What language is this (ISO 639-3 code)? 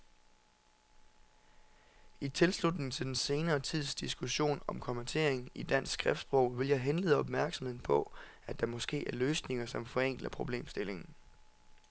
dan